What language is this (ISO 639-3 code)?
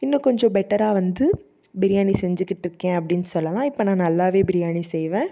tam